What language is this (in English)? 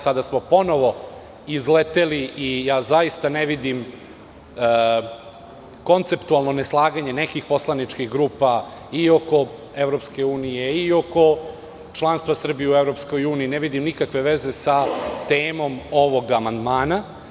Serbian